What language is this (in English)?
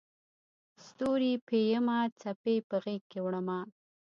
Pashto